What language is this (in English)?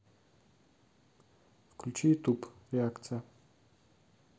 Russian